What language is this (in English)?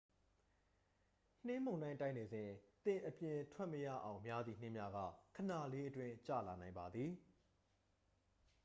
Burmese